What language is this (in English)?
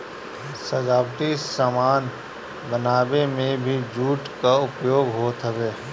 Bhojpuri